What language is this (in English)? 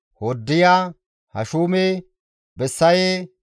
Gamo